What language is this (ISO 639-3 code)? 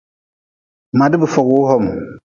nmz